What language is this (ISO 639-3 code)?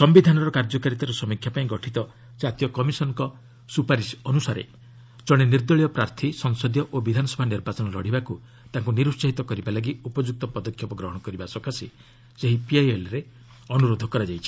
ori